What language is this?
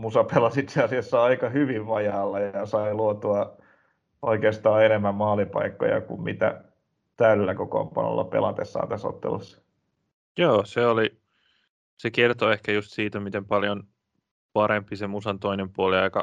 Finnish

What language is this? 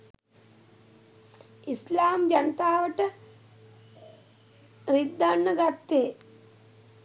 Sinhala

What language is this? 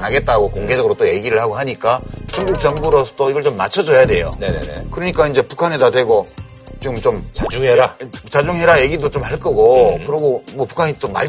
Korean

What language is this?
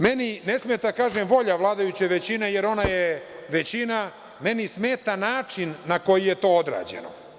Serbian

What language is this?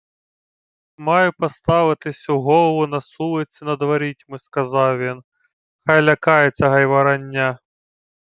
Ukrainian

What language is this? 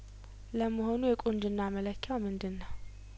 Amharic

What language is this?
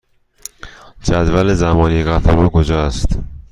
Persian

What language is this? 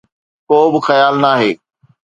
Sindhi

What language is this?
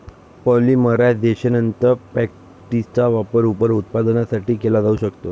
Marathi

